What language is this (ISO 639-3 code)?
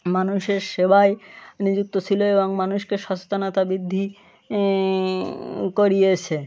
ben